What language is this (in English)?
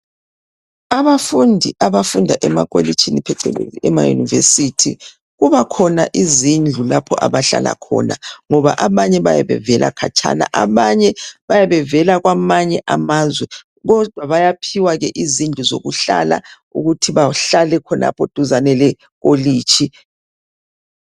North Ndebele